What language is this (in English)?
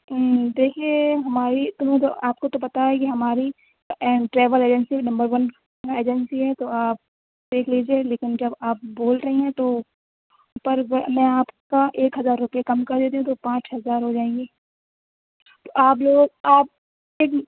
Urdu